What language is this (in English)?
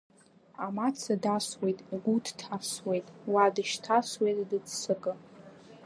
Abkhazian